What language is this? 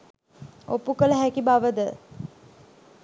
Sinhala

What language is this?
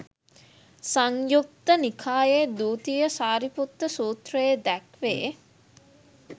Sinhala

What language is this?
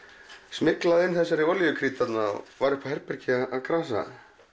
Icelandic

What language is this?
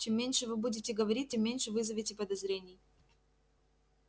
Russian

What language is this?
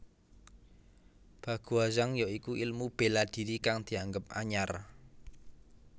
Javanese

